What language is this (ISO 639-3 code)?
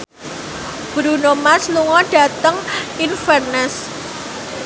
jav